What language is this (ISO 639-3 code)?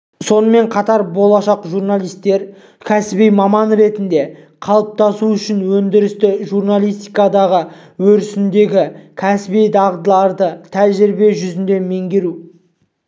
kaz